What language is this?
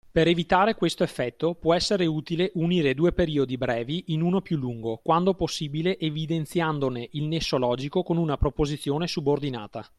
Italian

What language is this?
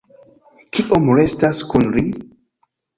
Esperanto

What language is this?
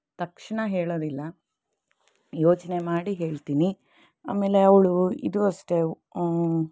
Kannada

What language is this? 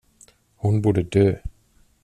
Swedish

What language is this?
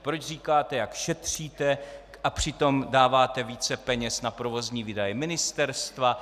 Czech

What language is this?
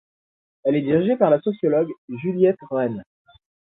French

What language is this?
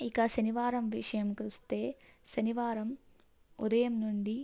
Telugu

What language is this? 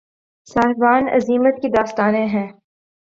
Urdu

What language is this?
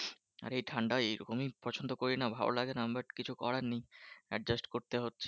Bangla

